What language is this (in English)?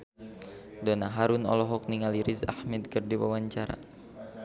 Sundanese